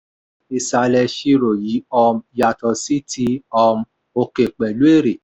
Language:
Yoruba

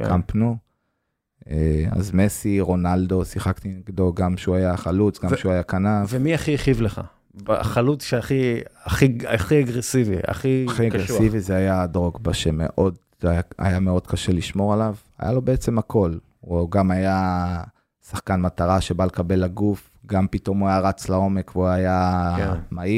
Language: Hebrew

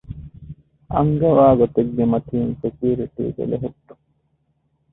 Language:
Divehi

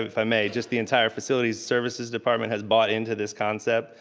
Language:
English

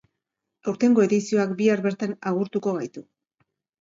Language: Basque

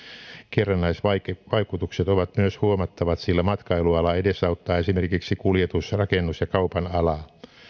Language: Finnish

